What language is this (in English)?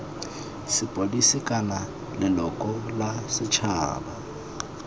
Tswana